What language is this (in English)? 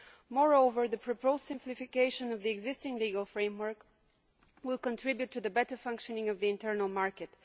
English